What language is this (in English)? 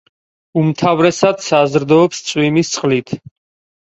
Georgian